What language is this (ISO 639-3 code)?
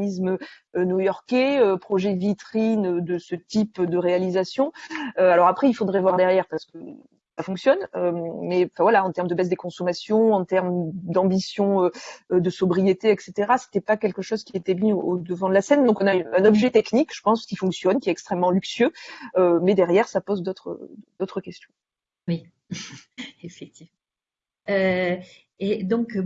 fra